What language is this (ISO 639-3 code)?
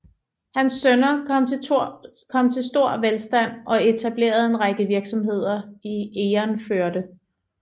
dan